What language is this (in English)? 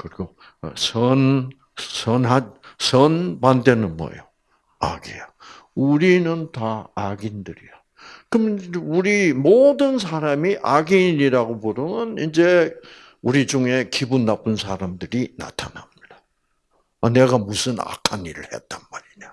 Korean